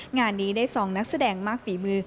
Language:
Thai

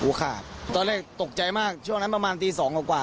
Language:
Thai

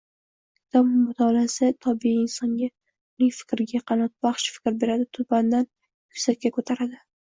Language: Uzbek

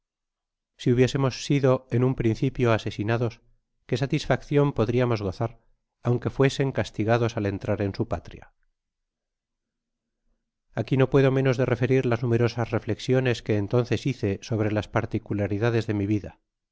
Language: Spanish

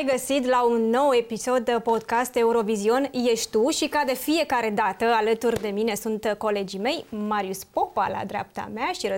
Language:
Romanian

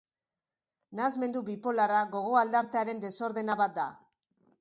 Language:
Basque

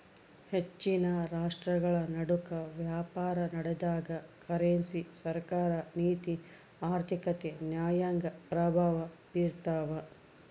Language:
Kannada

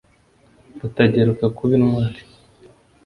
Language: Kinyarwanda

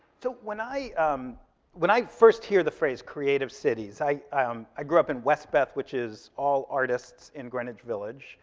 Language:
English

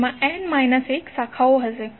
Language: Gujarati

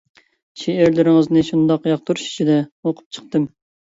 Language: Uyghur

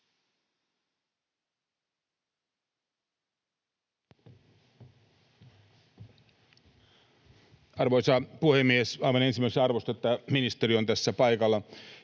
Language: Finnish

